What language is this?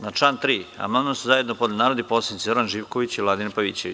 Serbian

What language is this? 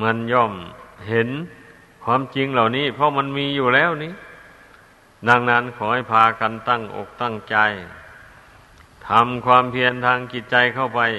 Thai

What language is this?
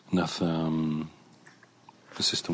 Welsh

